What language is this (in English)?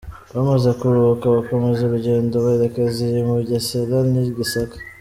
Kinyarwanda